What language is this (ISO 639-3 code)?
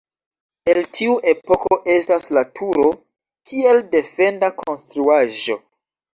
epo